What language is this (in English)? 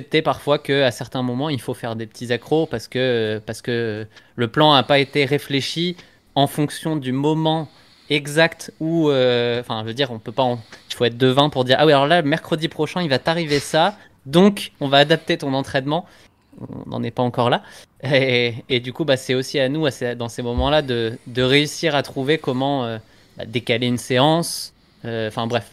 French